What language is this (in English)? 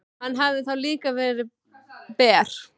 Icelandic